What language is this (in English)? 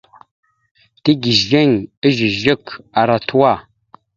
Mada (Cameroon)